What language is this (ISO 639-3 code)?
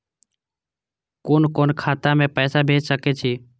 mai